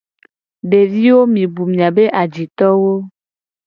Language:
Gen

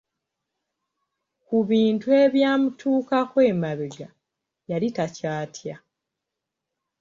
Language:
Ganda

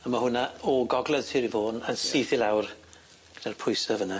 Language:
Welsh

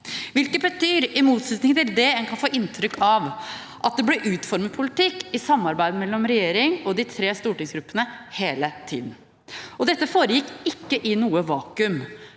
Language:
Norwegian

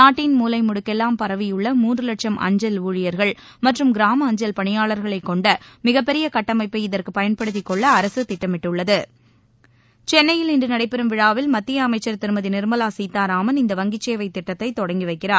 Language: Tamil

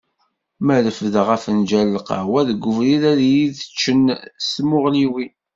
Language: Kabyle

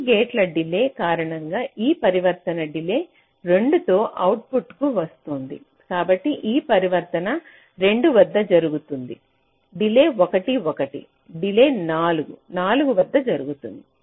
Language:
Telugu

